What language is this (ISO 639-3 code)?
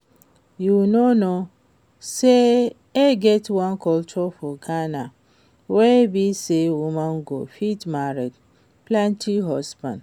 pcm